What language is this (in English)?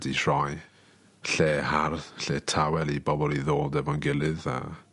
Welsh